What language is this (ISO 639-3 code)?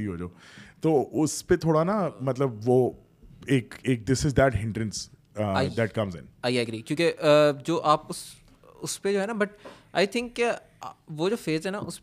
urd